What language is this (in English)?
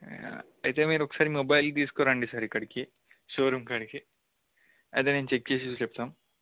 Telugu